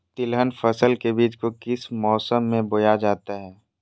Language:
Magahi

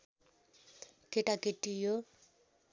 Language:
Nepali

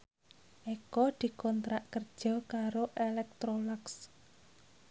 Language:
Javanese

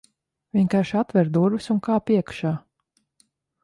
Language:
Latvian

